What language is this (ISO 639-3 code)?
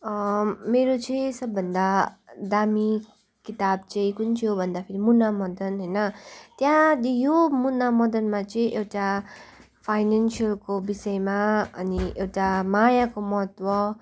nep